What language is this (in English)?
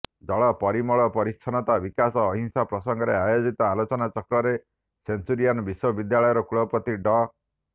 Odia